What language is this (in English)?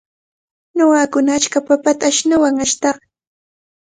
Cajatambo North Lima Quechua